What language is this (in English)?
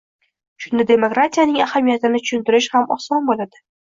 Uzbek